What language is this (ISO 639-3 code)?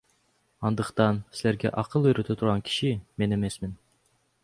kir